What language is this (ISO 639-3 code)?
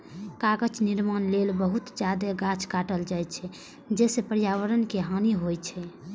mai